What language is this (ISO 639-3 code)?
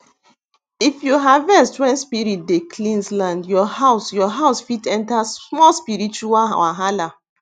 pcm